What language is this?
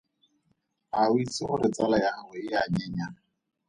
Tswana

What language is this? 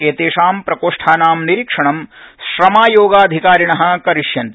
Sanskrit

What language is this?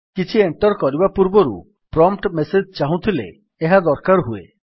Odia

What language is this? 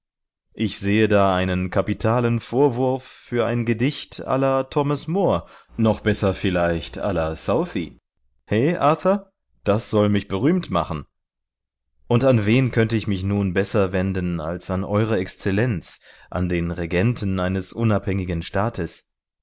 German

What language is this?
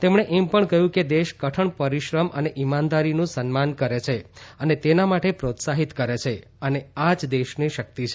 Gujarati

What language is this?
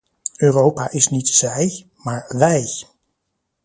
Dutch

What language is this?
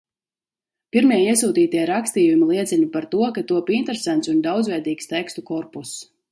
Latvian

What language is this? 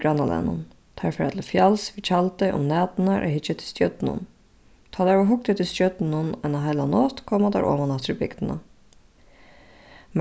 Faroese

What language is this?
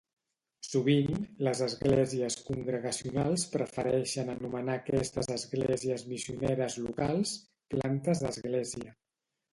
Catalan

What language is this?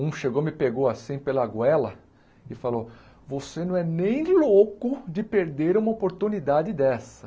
Portuguese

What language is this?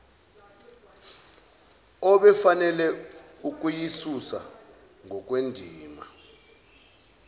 Zulu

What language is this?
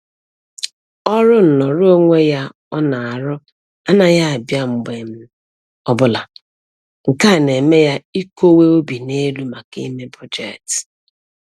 Igbo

